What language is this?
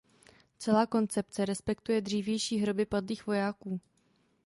Czech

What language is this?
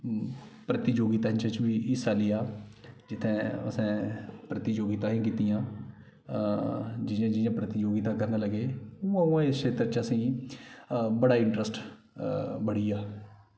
Dogri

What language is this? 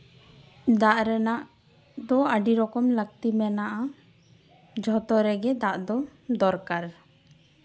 Santali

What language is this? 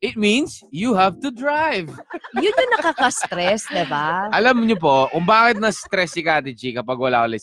Filipino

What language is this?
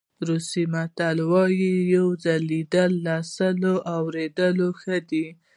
Pashto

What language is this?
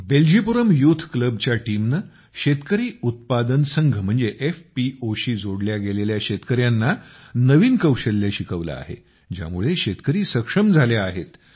Marathi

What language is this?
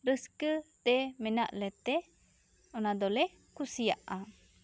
Santali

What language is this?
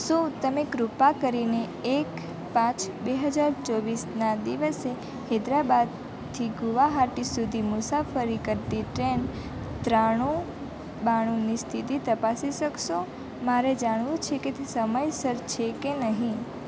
Gujarati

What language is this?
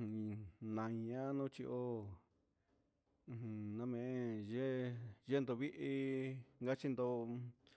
Huitepec Mixtec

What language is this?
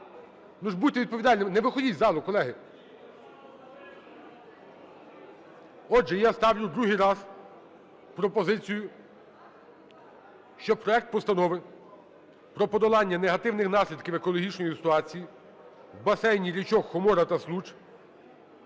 Ukrainian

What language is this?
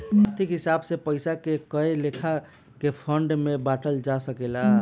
Bhojpuri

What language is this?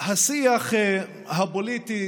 Hebrew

